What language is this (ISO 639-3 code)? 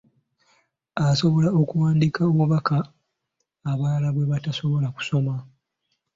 lug